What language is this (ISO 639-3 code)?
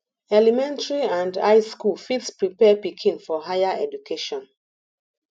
pcm